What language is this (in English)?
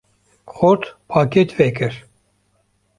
Kurdish